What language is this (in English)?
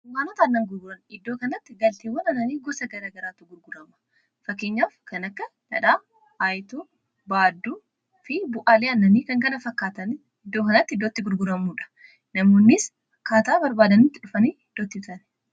Oromo